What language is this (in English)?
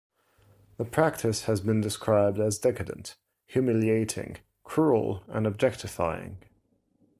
English